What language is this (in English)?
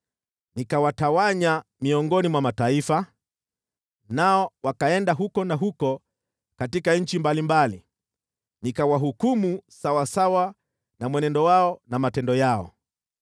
Swahili